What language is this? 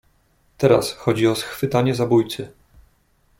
Polish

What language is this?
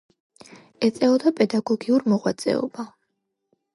Georgian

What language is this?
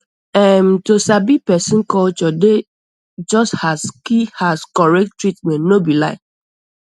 Nigerian Pidgin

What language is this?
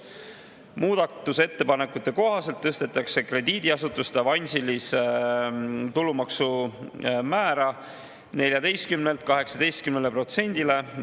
Estonian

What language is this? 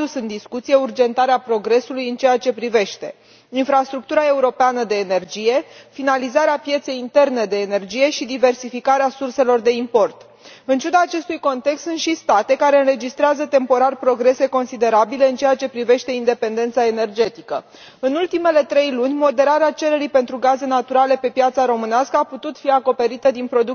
Romanian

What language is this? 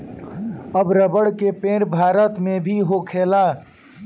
Bhojpuri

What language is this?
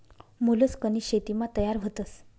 Marathi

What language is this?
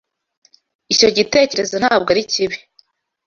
Kinyarwanda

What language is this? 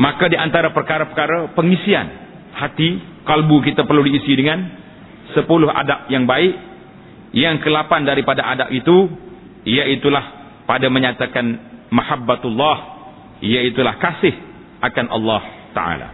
Malay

